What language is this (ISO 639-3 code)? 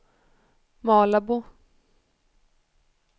swe